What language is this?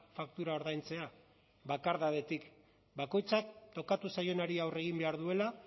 Basque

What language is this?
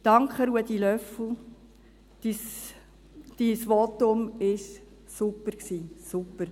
Swiss German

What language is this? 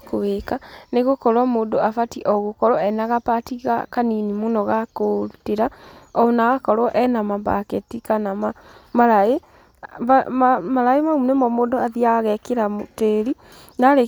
Kikuyu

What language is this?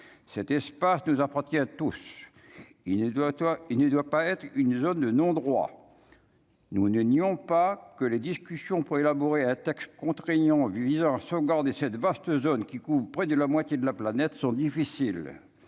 French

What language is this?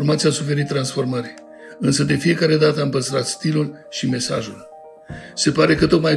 Romanian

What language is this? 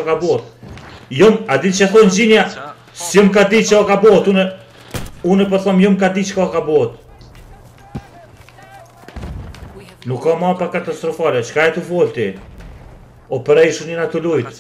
Romanian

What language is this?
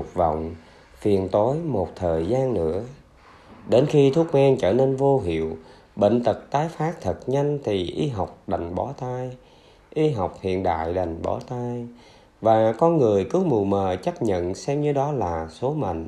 Vietnamese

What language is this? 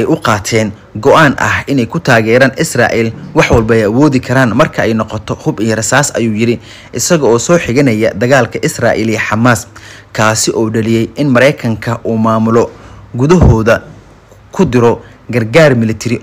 Arabic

